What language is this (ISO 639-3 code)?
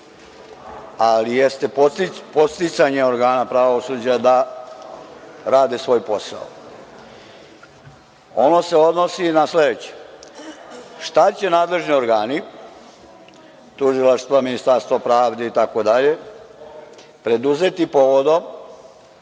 srp